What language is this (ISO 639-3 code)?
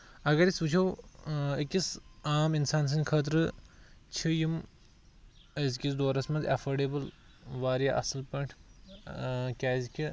kas